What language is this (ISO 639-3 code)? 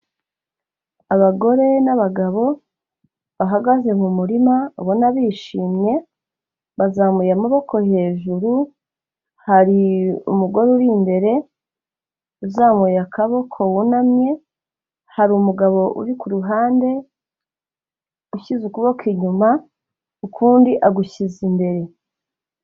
kin